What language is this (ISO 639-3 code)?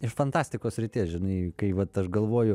lit